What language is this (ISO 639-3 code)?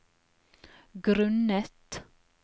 nor